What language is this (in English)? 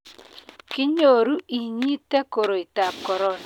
Kalenjin